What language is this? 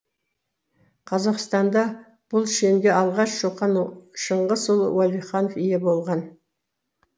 Kazakh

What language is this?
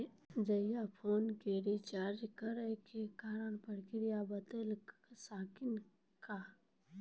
Maithili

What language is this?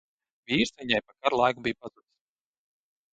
Latvian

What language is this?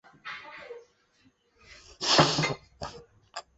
Chinese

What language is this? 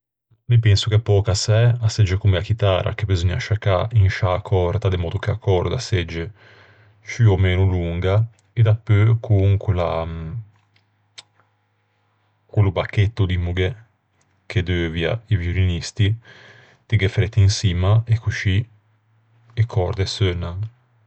Ligurian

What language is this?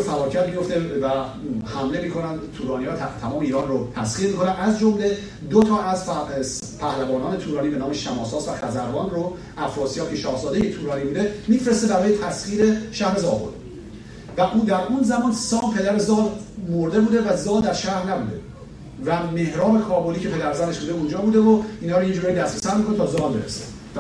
Persian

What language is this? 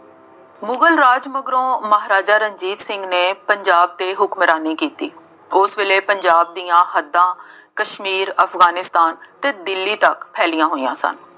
Punjabi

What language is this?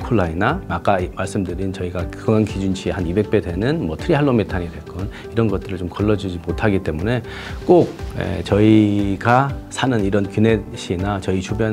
Korean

